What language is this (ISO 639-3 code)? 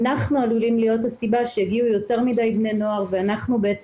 heb